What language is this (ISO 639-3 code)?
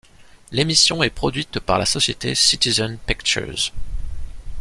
fra